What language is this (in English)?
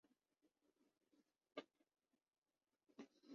Urdu